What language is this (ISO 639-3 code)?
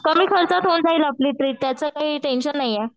mar